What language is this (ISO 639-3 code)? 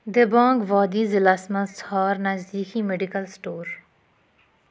kas